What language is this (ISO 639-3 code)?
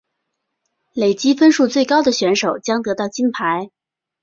zho